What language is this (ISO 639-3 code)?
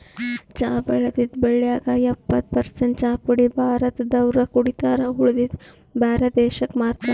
kan